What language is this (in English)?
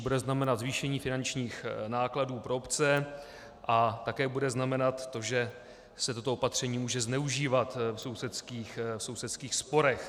Czech